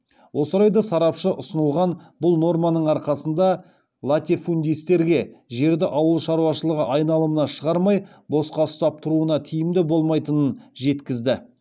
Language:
Kazakh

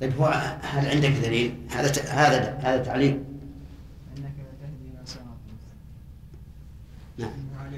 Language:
Arabic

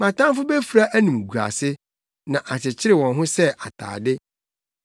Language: Akan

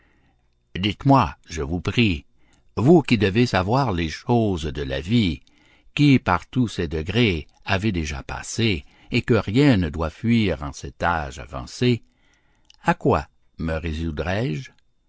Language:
French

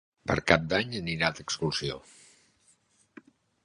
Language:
Catalan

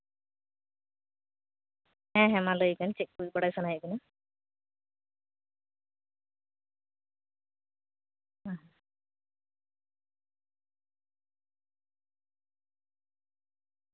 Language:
Santali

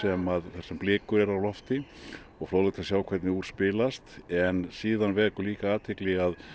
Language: Icelandic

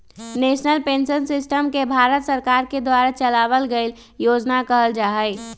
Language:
Magahi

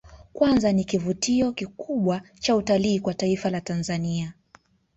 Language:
Swahili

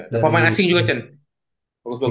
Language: Indonesian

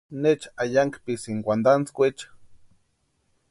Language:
Western Highland Purepecha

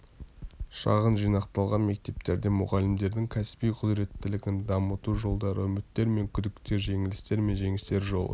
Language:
Kazakh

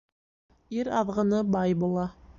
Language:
Bashkir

